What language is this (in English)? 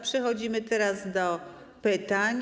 Polish